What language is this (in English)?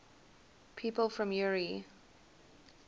English